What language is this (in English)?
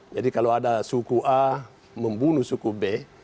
Indonesian